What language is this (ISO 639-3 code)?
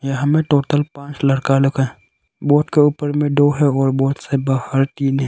hin